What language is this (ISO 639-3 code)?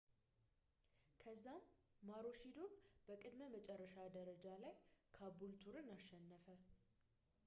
amh